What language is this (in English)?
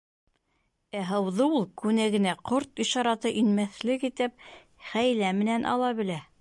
Bashkir